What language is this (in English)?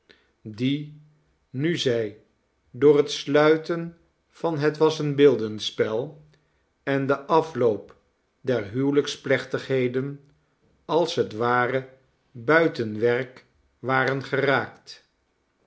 Dutch